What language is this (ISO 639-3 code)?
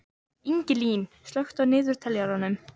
isl